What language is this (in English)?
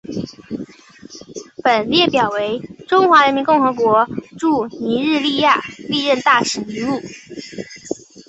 Chinese